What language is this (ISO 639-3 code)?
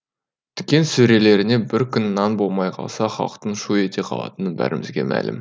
kaz